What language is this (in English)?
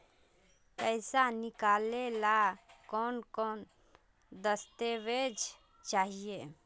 Magahi